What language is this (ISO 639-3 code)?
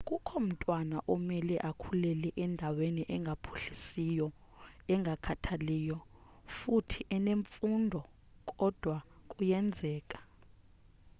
xho